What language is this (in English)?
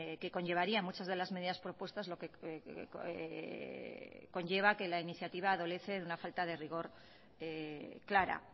Spanish